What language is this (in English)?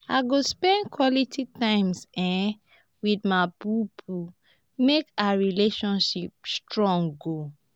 Nigerian Pidgin